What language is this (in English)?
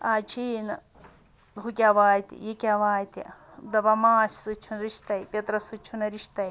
Kashmiri